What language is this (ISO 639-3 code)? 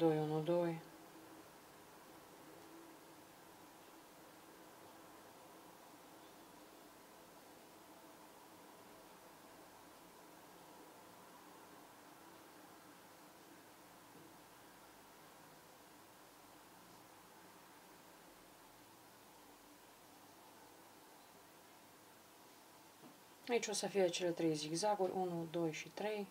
ron